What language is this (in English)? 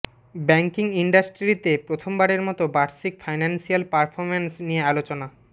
Bangla